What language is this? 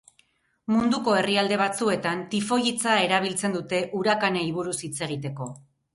Basque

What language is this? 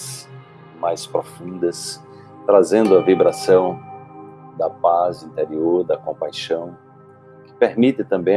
Portuguese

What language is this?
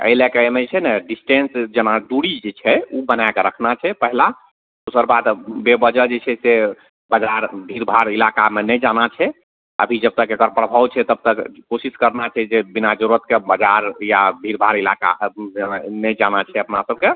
Maithili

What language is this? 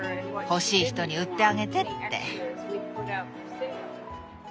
Japanese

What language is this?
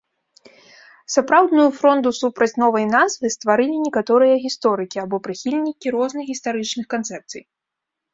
Belarusian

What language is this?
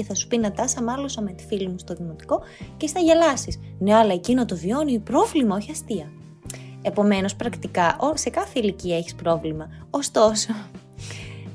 Greek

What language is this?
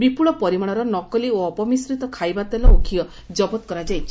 Odia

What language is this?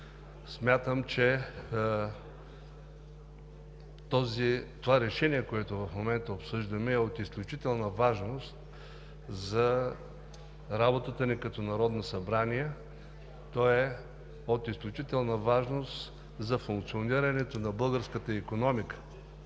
Bulgarian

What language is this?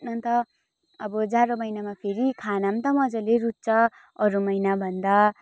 Nepali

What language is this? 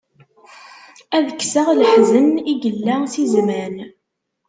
Kabyle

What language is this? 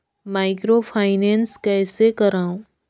Chhattisgarhi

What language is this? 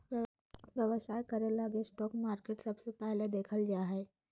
Magahi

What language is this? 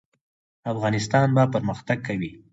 Pashto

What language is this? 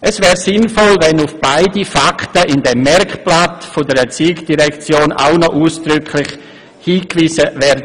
Swiss German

